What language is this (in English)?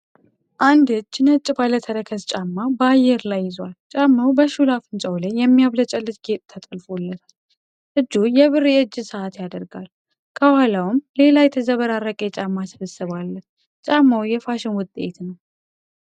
Amharic